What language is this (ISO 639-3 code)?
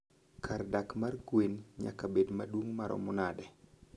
luo